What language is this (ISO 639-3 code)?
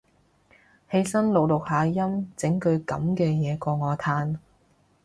yue